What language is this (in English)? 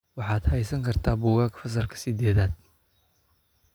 Somali